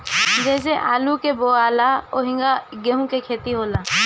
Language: Bhojpuri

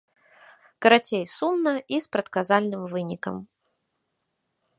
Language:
Belarusian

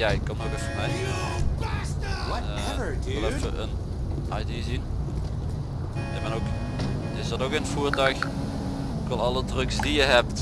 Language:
Dutch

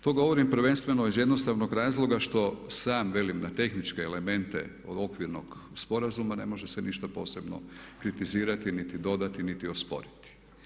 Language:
Croatian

